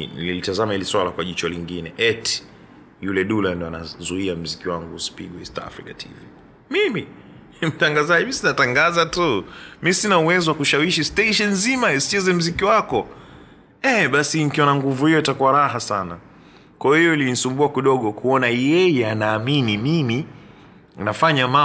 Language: Swahili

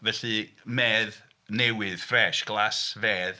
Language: Welsh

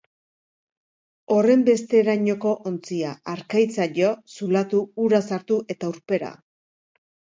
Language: Basque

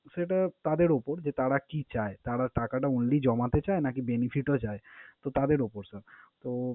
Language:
Bangla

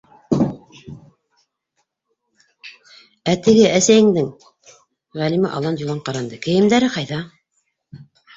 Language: Bashkir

